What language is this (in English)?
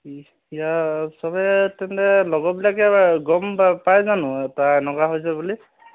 Assamese